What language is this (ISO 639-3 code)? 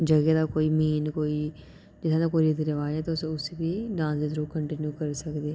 doi